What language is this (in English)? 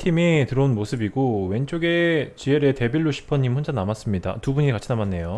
Korean